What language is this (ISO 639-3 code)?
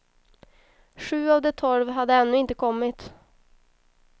swe